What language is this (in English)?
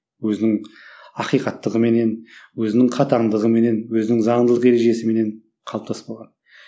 Kazakh